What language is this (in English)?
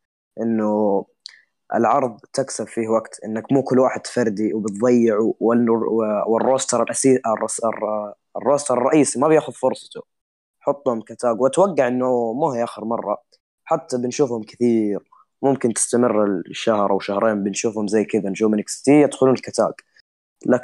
Arabic